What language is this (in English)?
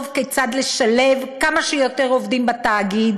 Hebrew